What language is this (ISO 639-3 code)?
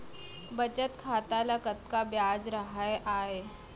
hne